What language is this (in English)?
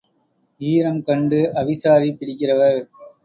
Tamil